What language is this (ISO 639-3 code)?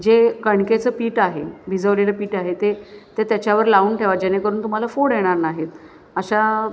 mar